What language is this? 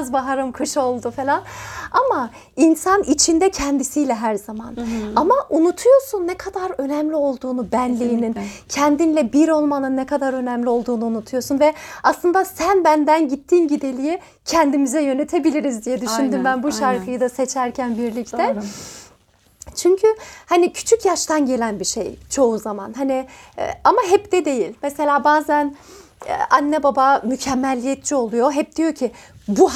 Turkish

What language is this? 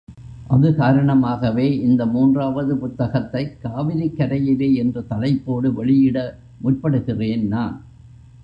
Tamil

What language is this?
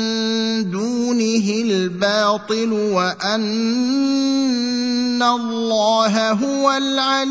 Arabic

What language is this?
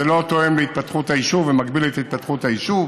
Hebrew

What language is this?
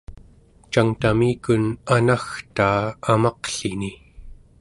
Central Yupik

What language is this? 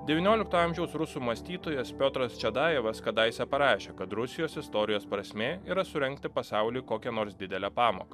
Lithuanian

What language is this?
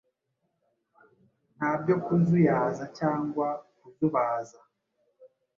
Kinyarwanda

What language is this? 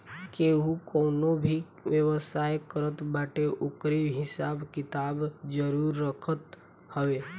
Bhojpuri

